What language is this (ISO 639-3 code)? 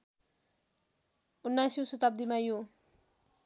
nep